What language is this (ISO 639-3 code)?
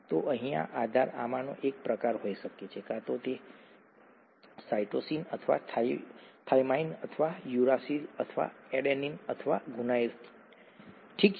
guj